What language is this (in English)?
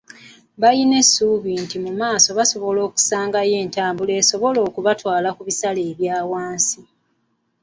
Ganda